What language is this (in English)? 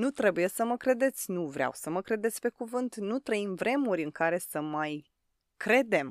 Romanian